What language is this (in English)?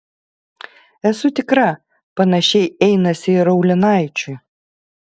Lithuanian